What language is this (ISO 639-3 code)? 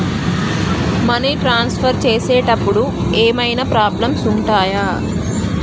tel